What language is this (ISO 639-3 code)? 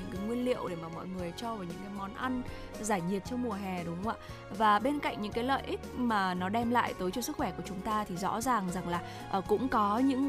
vie